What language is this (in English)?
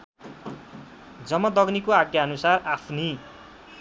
Nepali